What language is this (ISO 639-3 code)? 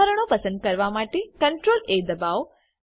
guj